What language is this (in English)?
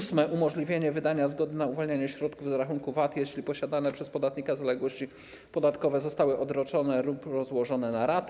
Polish